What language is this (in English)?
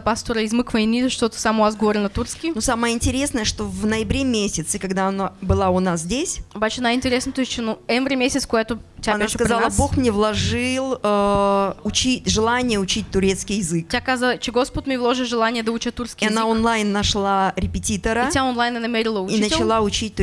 Russian